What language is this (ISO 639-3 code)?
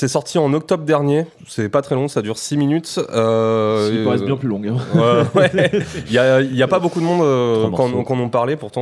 fra